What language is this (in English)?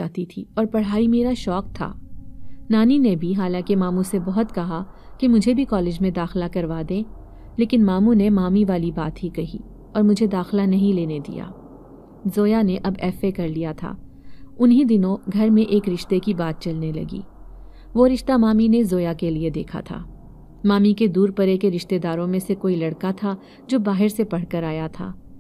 Hindi